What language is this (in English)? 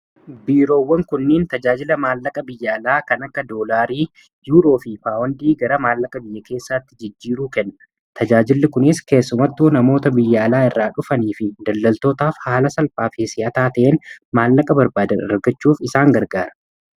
Oromo